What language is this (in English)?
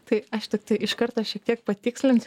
Lithuanian